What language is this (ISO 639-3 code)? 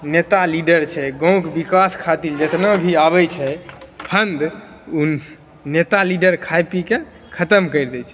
mai